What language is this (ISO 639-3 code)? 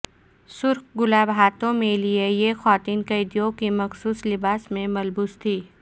urd